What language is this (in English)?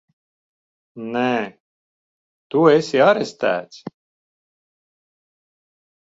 Latvian